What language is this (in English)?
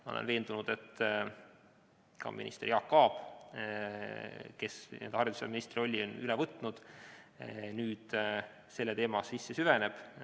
Estonian